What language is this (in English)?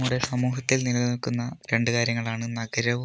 Malayalam